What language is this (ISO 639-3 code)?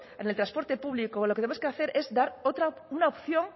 spa